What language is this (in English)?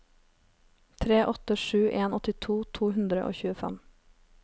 Norwegian